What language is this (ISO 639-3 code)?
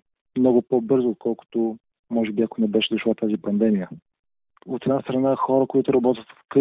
bul